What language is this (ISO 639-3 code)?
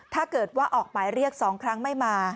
tha